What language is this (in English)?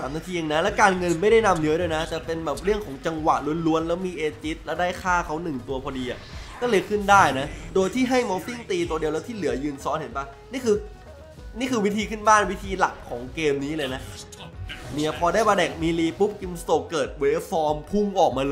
Thai